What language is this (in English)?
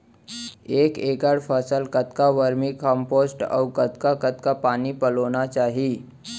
Chhattisgarhi